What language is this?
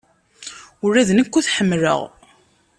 Kabyle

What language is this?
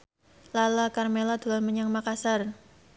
Javanese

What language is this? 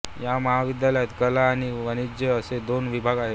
Marathi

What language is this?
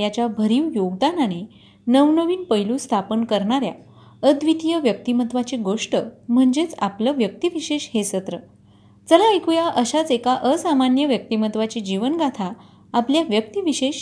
Marathi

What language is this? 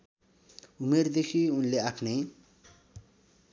Nepali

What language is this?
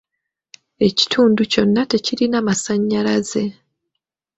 Ganda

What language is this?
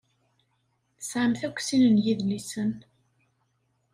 Kabyle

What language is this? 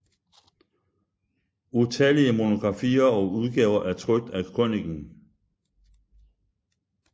Danish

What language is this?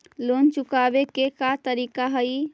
Magahi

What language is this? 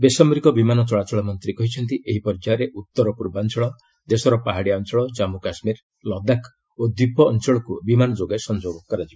Odia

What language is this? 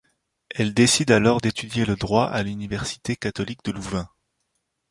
French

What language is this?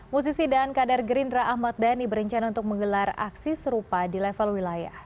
Indonesian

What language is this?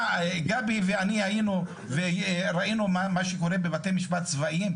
Hebrew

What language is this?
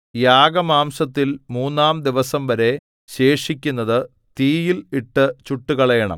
Malayalam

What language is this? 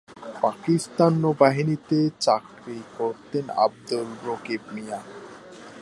Bangla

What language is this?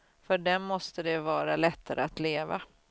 Swedish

